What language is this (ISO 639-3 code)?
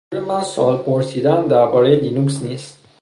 fas